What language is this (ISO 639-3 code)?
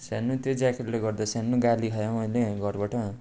nep